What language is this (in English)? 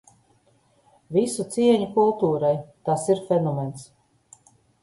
Latvian